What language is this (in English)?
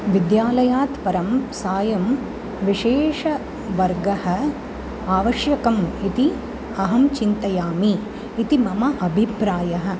Sanskrit